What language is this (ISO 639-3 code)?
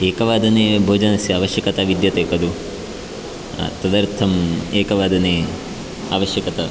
san